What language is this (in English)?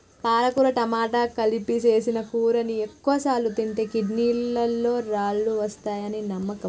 Telugu